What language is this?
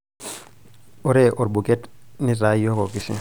Masai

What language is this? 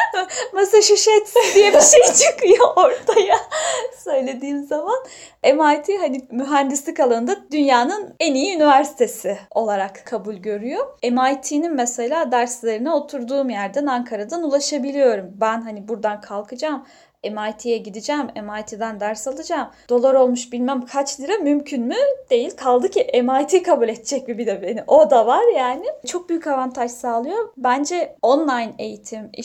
Turkish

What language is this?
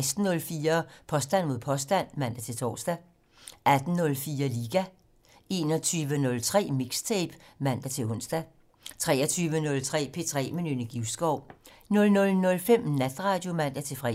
Danish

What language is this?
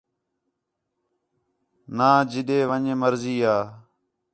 Khetrani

